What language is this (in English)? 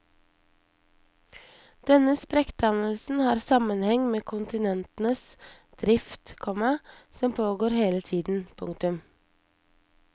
Norwegian